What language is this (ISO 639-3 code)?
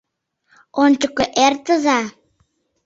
chm